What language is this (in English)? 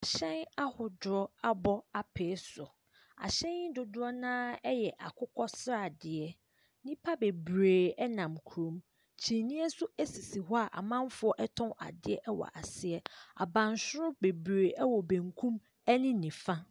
Akan